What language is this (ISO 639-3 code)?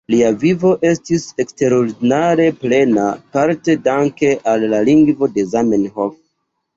epo